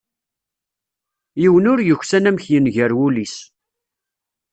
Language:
Kabyle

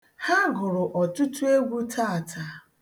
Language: Igbo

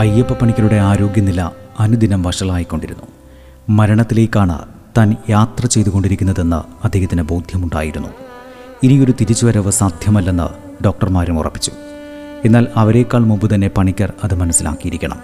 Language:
Malayalam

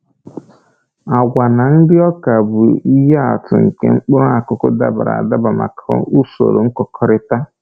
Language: Igbo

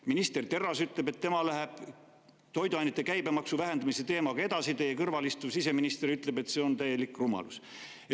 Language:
Estonian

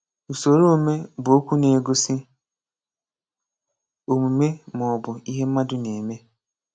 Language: Igbo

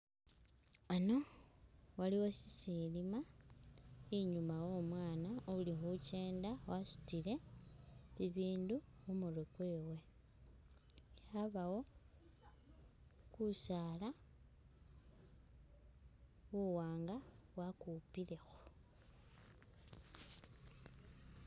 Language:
Masaaba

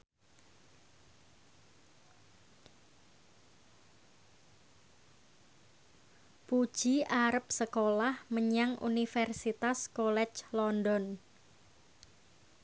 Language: Javanese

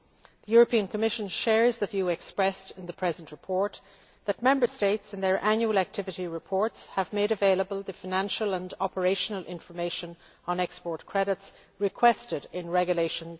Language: English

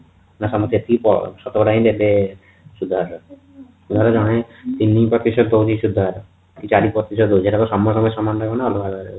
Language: Odia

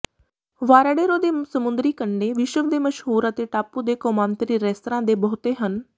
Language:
Punjabi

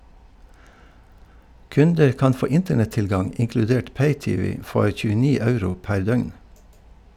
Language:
Norwegian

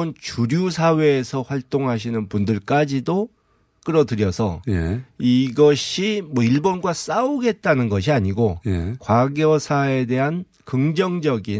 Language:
Korean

